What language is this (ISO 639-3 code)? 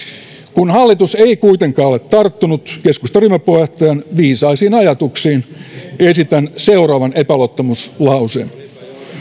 fin